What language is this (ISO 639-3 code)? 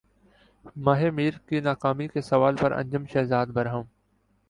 urd